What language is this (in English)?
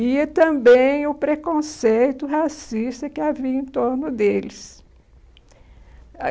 Portuguese